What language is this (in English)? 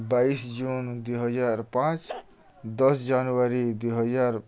Odia